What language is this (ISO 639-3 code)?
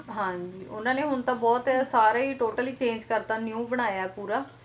pan